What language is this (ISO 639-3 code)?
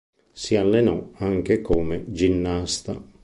ita